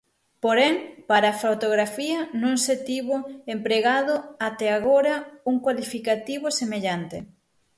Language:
Galician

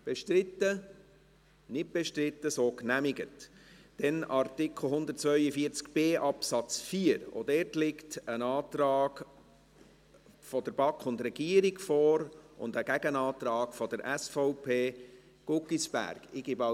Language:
Swiss German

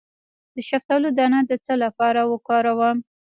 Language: Pashto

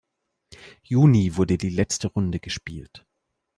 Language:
German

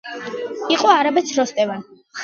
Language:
Georgian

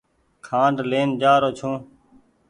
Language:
Goaria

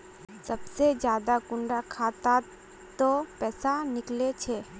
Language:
Magahi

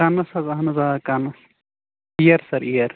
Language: Kashmiri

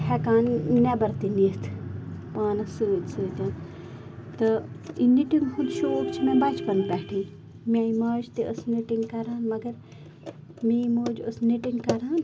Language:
Kashmiri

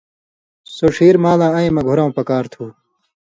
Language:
Indus Kohistani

